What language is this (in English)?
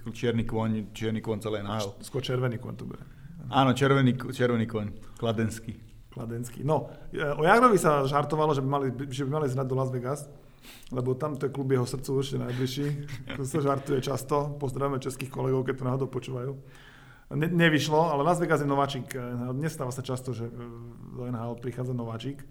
Slovak